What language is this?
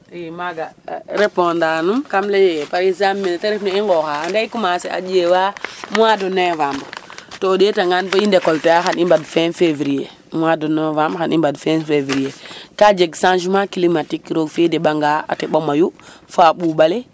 Serer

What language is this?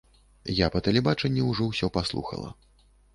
Belarusian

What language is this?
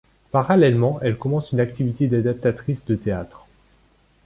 French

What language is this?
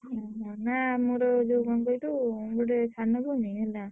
Odia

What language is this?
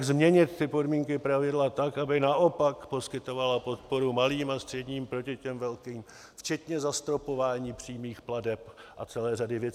Czech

